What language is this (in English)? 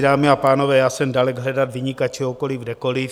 Czech